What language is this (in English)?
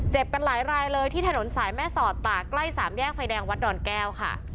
Thai